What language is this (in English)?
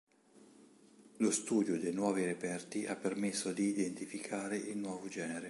Italian